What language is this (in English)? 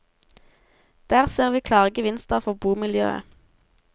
Norwegian